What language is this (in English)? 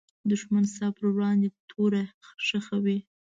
Pashto